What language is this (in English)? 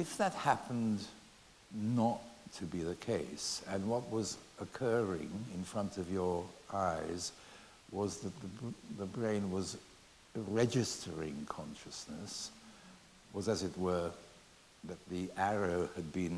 English